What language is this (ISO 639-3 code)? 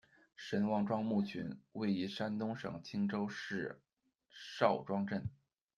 zho